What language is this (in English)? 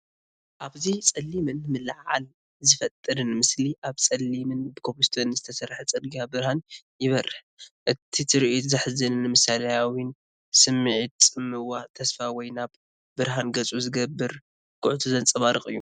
Tigrinya